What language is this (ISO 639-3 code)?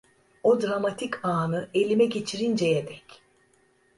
tur